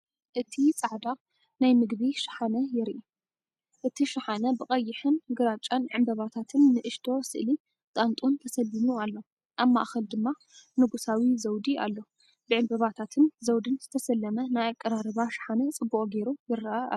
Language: Tigrinya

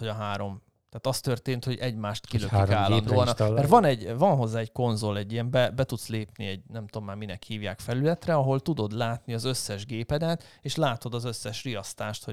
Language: Hungarian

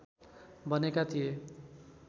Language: Nepali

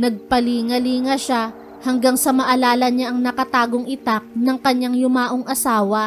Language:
Filipino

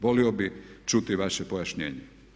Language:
Croatian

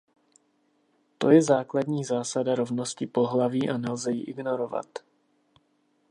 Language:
Czech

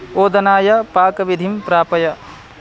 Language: Sanskrit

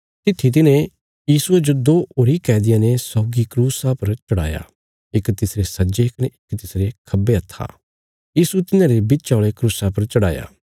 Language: Bilaspuri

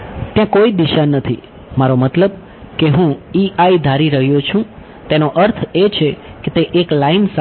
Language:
Gujarati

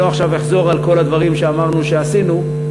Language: Hebrew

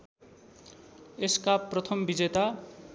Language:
Nepali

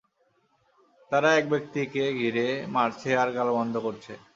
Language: Bangla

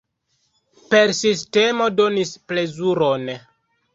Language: Esperanto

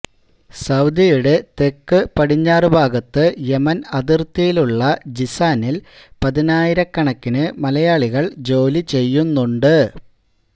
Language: Malayalam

